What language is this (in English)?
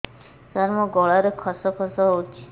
Odia